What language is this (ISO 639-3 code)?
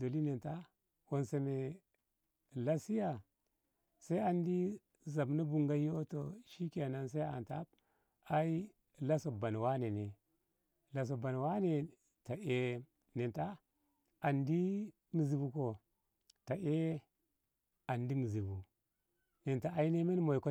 nbh